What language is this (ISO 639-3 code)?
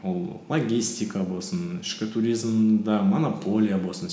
kaz